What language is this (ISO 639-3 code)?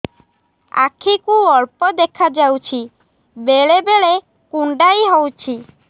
ori